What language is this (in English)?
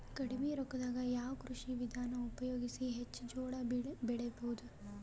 Kannada